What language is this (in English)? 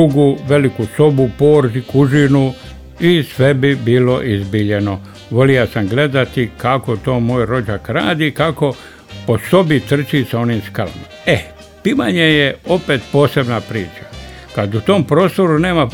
Croatian